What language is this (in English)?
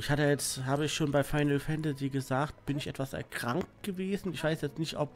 German